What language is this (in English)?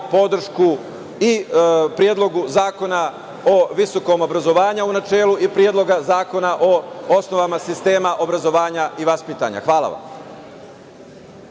Serbian